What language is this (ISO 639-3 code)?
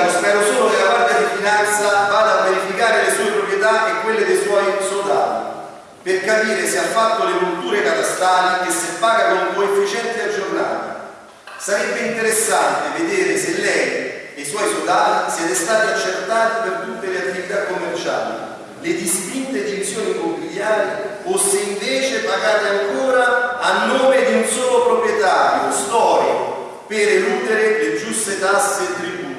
ita